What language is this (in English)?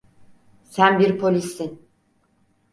Turkish